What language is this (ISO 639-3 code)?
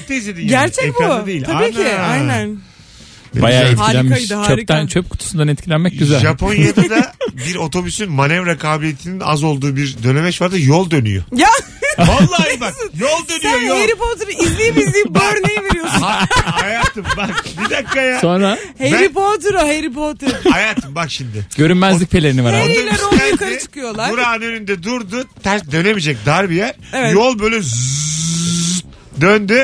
tur